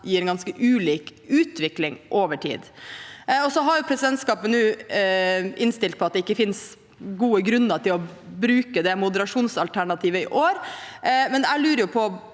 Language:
Norwegian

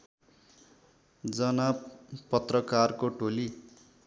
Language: Nepali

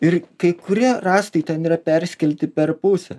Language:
Lithuanian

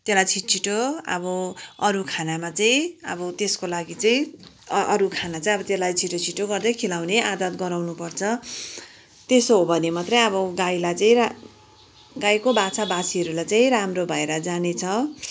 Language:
Nepali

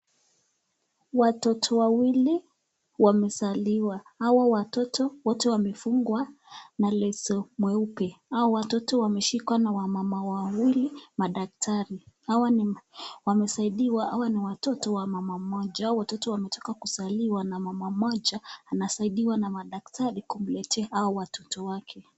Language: Swahili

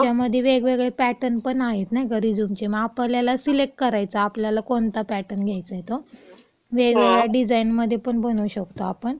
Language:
Marathi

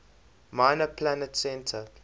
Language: English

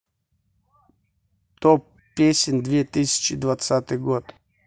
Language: Russian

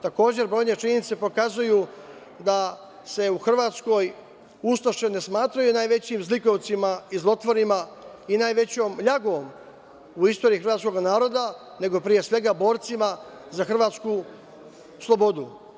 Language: Serbian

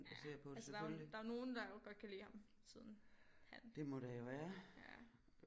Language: Danish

